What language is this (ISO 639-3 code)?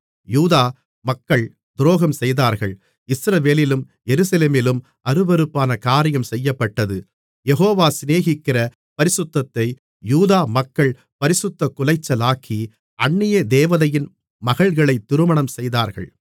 tam